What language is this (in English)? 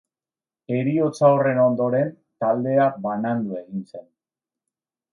Basque